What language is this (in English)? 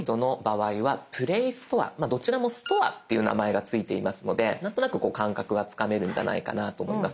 Japanese